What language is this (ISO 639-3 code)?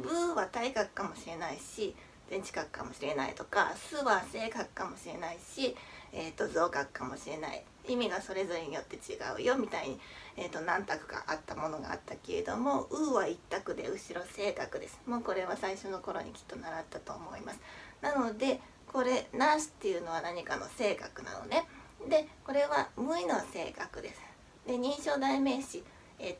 jpn